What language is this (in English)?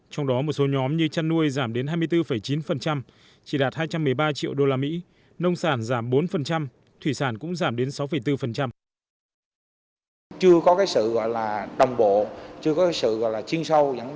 Vietnamese